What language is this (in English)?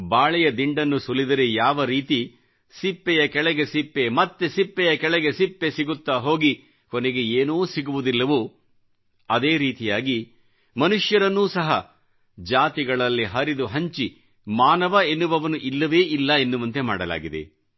Kannada